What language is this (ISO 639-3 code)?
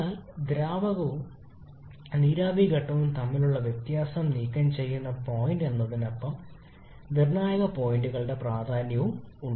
mal